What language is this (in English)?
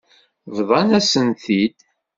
Kabyle